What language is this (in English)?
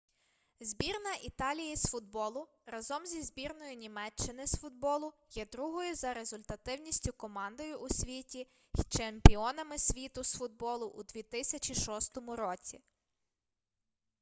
Ukrainian